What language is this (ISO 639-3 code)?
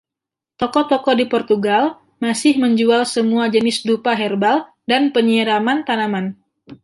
ind